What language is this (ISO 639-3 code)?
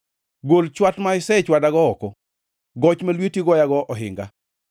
luo